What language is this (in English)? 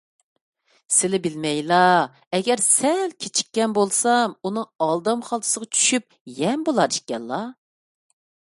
Uyghur